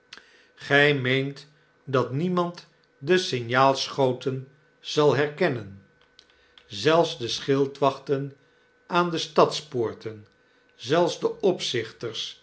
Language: Dutch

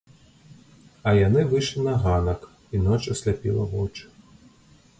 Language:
Belarusian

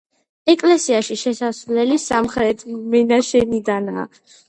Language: Georgian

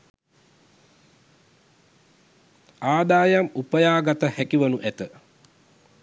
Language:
Sinhala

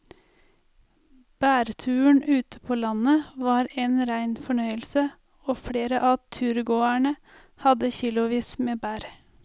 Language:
Norwegian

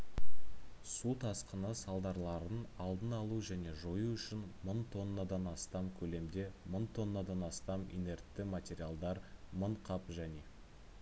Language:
Kazakh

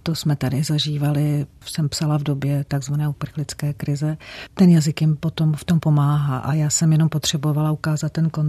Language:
Czech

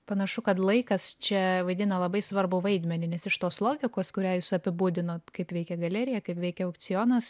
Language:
Lithuanian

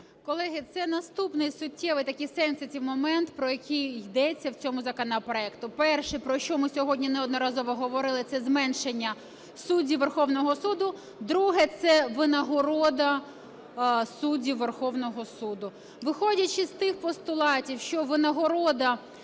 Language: Ukrainian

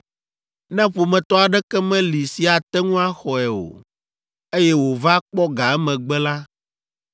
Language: Ewe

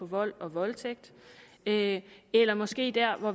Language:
Danish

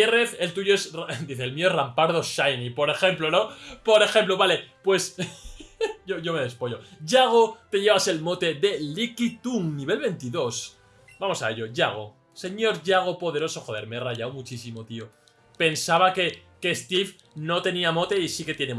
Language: Spanish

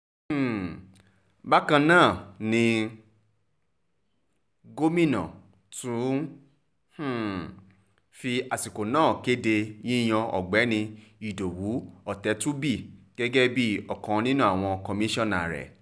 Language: Yoruba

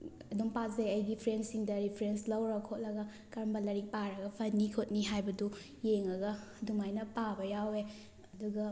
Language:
Manipuri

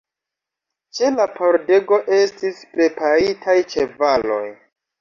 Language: Esperanto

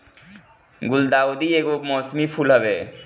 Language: Bhojpuri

